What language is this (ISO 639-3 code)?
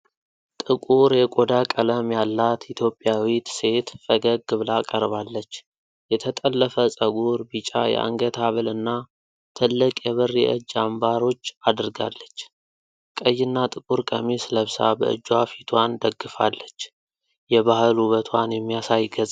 amh